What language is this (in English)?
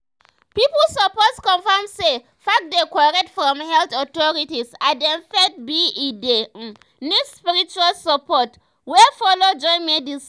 Nigerian Pidgin